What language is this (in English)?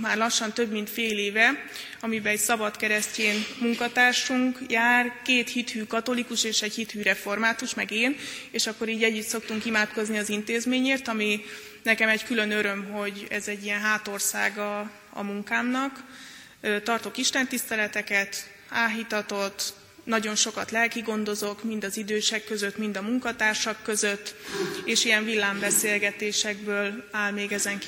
Hungarian